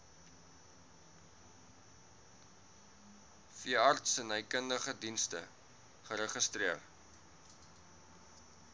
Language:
Afrikaans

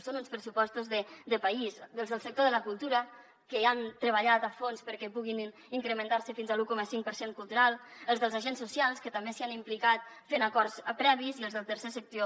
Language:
Catalan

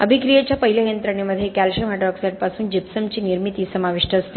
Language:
Marathi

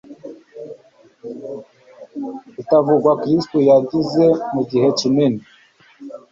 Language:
Kinyarwanda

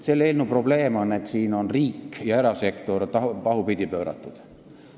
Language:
Estonian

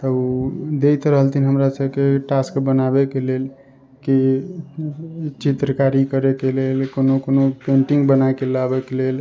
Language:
Maithili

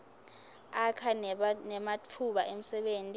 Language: Swati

